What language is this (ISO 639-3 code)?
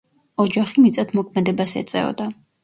kat